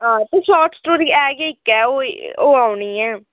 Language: Dogri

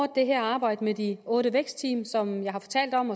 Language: Danish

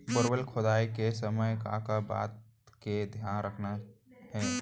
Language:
Chhattisgarhi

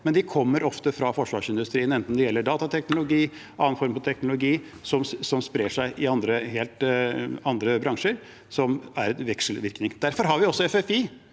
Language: Norwegian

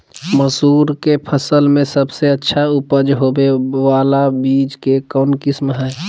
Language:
Magahi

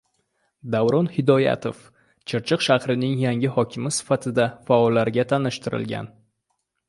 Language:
Uzbek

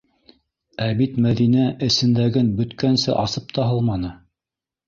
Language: Bashkir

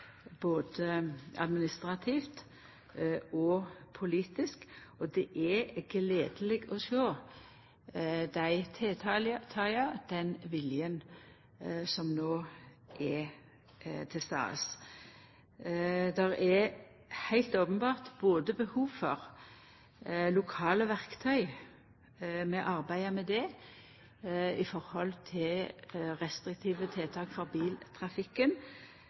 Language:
Norwegian Nynorsk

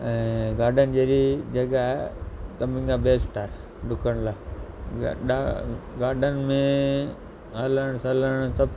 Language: Sindhi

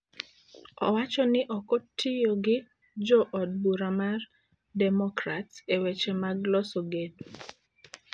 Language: Luo (Kenya and Tanzania)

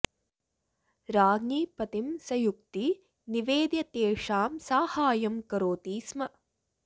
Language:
Sanskrit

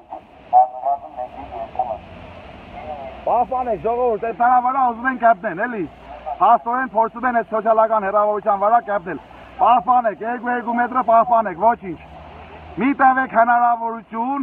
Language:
Turkish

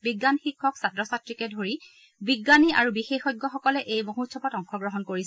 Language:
Assamese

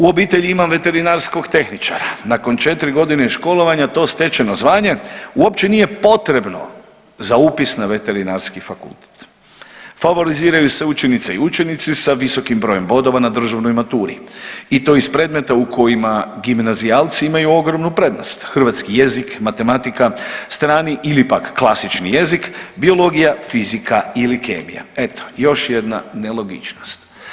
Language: Croatian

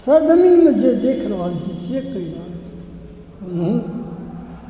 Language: Maithili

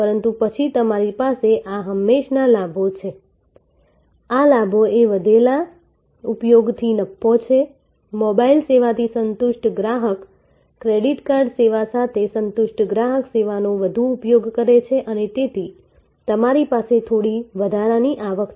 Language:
Gujarati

